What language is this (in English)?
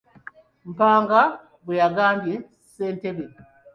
Ganda